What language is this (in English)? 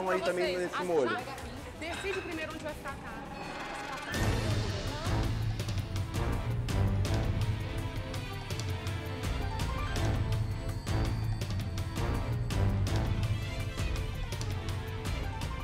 Portuguese